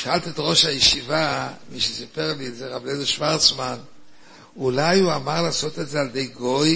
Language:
Hebrew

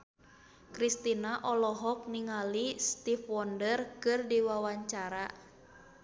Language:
Sundanese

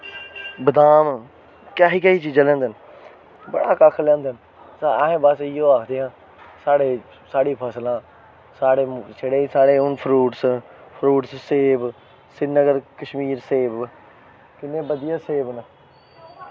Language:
Dogri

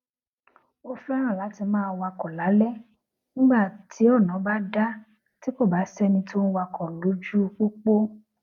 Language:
Yoruba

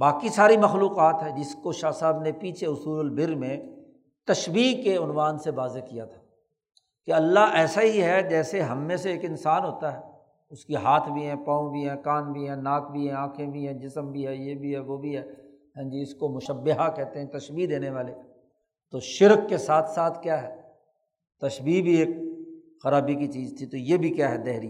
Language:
Urdu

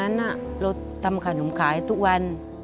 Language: Thai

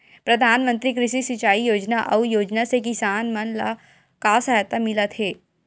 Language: Chhattisgarhi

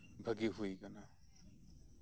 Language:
Santali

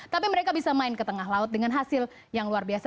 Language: Indonesian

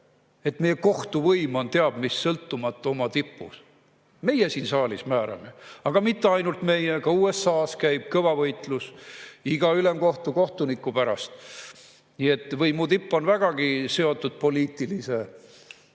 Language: Estonian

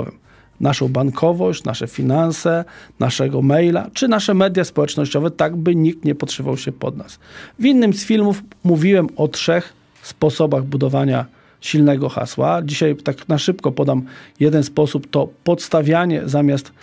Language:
Polish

